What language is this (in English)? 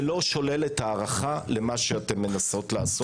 Hebrew